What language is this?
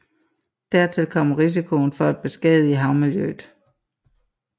Danish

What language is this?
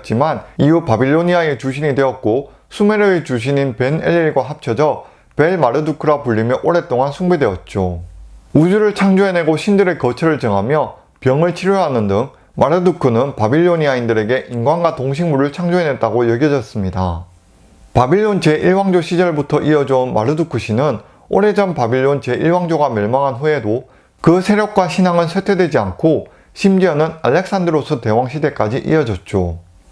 Korean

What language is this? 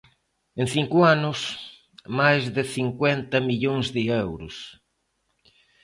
Galician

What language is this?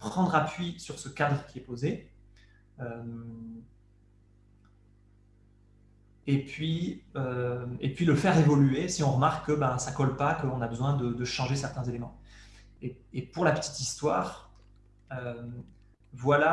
French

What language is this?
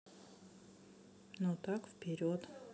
Russian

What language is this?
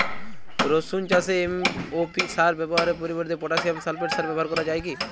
Bangla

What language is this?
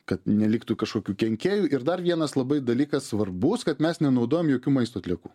Lithuanian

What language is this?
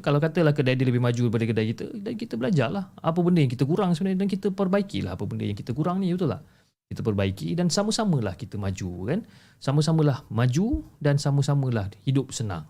Malay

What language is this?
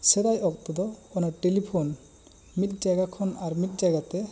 Santali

